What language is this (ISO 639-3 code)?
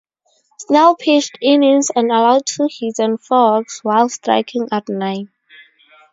eng